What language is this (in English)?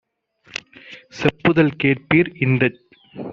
Tamil